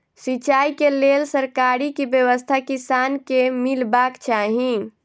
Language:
Maithili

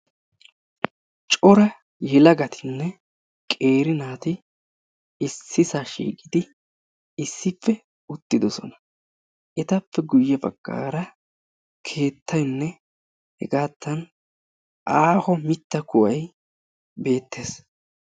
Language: Wolaytta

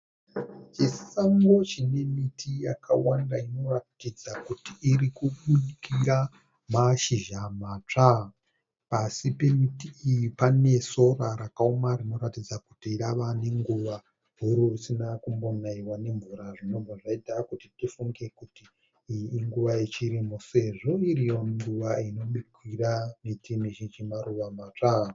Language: Shona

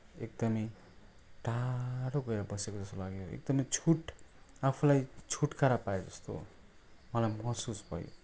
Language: Nepali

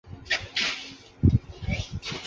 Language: Chinese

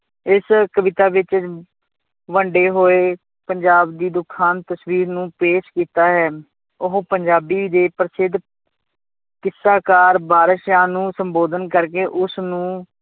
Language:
Punjabi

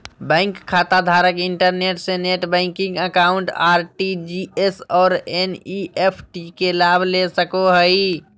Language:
Magahi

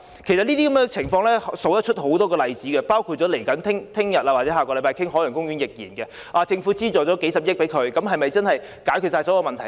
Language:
Cantonese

